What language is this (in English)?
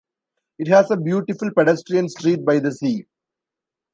English